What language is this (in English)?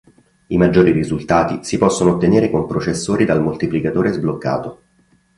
Italian